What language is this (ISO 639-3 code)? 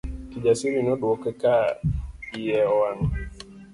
luo